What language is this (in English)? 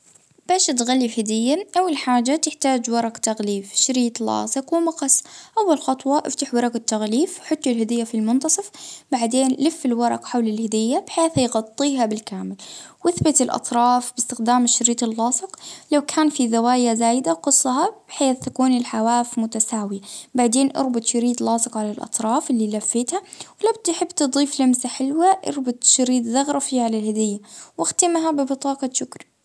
Libyan Arabic